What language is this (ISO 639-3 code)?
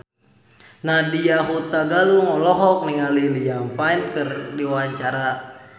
sun